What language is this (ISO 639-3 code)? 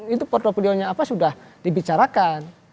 ind